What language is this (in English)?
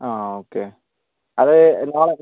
Malayalam